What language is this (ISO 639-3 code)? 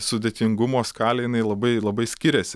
lit